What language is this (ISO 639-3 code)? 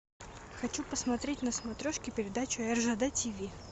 rus